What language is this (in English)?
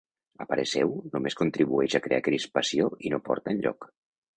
Catalan